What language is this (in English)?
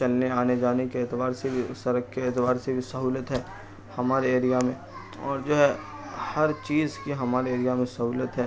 Urdu